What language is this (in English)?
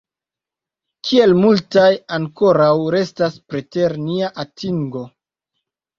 Esperanto